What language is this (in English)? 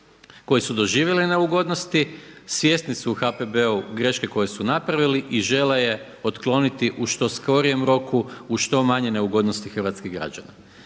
Croatian